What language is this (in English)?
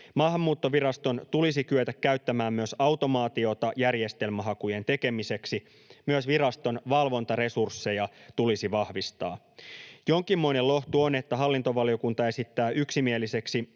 Finnish